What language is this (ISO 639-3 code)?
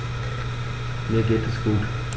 deu